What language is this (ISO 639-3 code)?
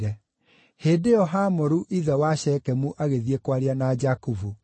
kik